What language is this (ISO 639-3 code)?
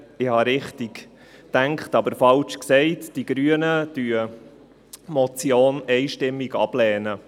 gsw